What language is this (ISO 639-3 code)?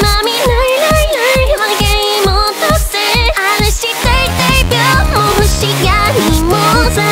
kor